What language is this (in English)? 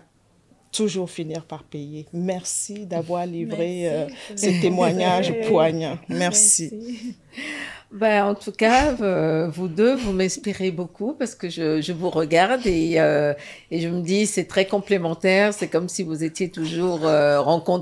French